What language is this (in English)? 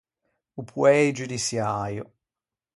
Ligurian